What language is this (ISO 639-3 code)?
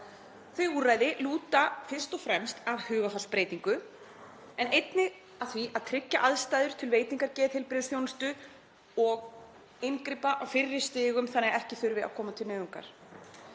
isl